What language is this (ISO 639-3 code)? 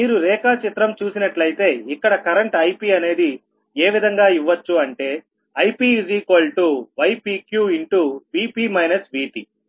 tel